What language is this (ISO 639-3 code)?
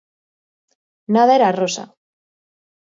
glg